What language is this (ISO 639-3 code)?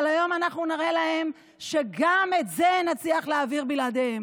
heb